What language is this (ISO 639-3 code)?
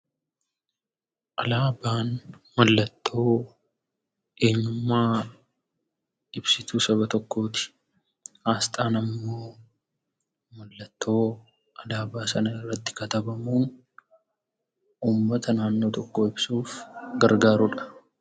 orm